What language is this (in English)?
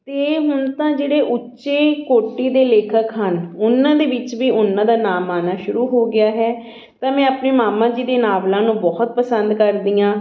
Punjabi